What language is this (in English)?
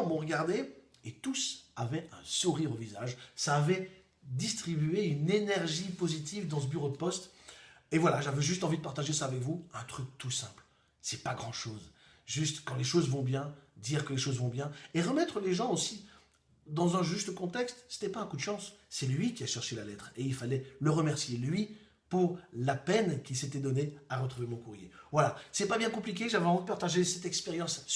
French